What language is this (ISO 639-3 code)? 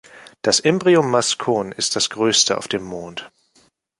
deu